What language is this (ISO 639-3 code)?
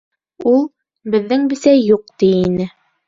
bak